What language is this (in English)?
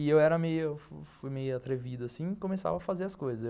Portuguese